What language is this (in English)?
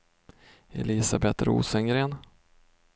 Swedish